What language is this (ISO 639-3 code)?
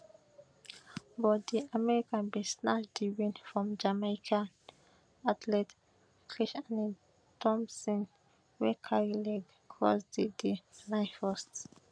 pcm